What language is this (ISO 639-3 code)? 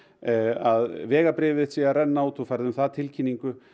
isl